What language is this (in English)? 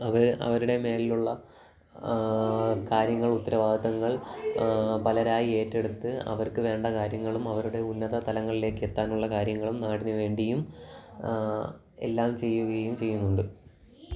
Malayalam